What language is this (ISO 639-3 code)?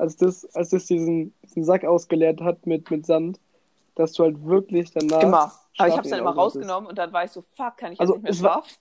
deu